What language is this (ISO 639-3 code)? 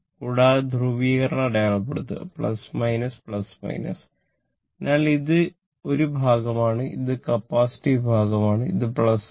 mal